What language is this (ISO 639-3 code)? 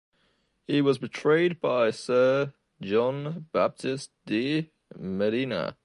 eng